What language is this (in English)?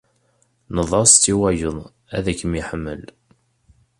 Kabyle